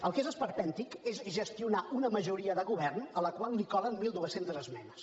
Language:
Catalan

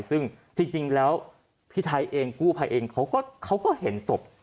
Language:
Thai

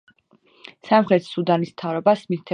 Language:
Georgian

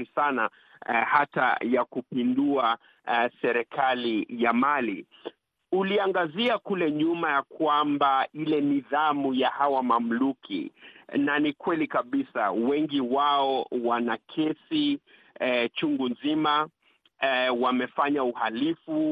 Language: Swahili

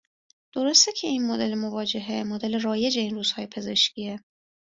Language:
Persian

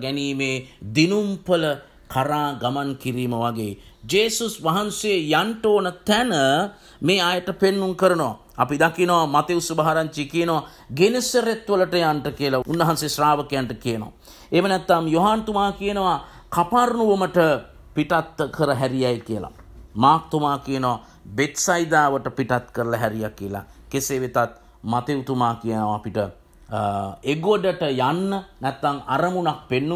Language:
Romanian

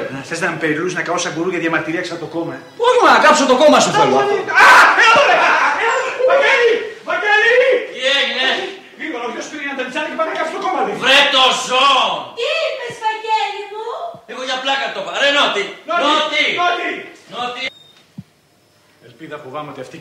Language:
Greek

